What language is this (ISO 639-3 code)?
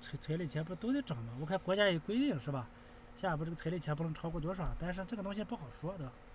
zho